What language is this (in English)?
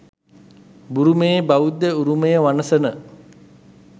Sinhala